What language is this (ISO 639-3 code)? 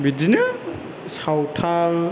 brx